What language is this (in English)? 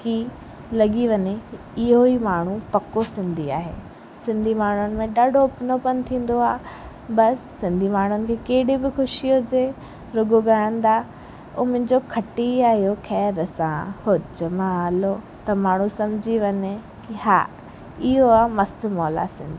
Sindhi